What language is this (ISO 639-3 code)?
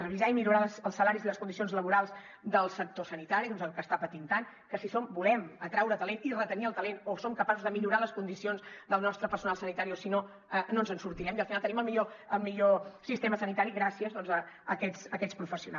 cat